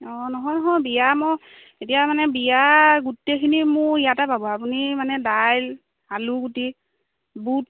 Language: Assamese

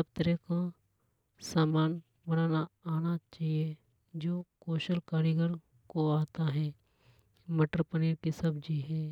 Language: Hadothi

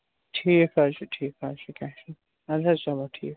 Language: Kashmiri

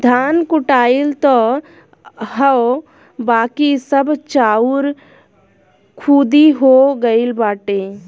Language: Bhojpuri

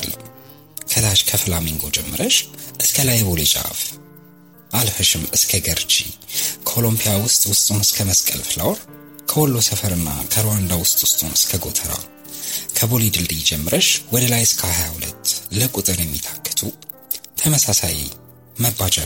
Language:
Amharic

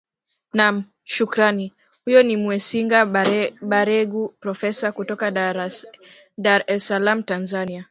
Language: Swahili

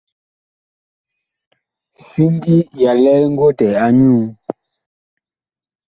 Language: Bakoko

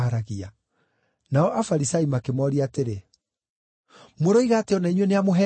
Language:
Kikuyu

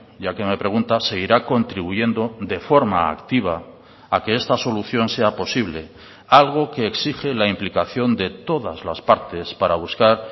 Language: Spanish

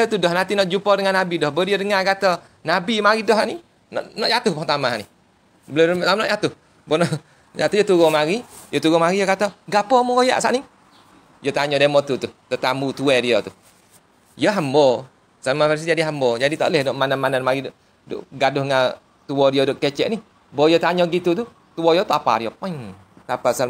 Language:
Malay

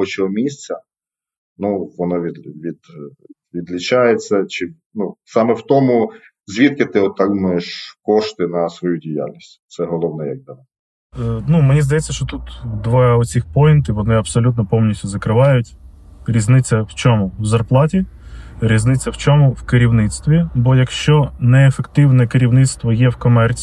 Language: Ukrainian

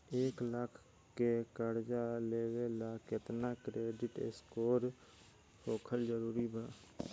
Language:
Bhojpuri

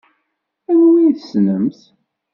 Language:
Kabyle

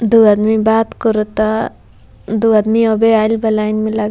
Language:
Bhojpuri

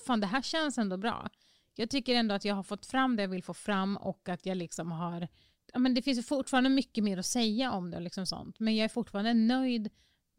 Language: Swedish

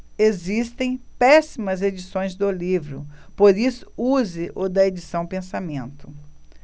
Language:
Portuguese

